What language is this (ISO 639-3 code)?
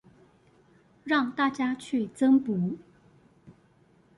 zho